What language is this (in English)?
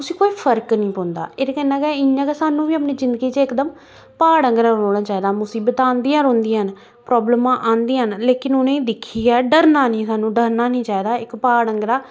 Dogri